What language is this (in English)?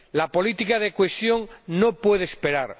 Spanish